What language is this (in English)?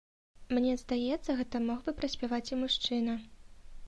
Belarusian